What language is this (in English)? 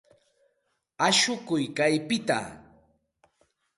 Santa Ana de Tusi Pasco Quechua